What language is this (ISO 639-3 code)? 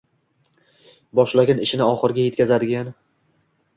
uzb